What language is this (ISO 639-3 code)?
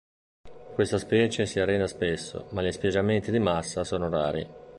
ita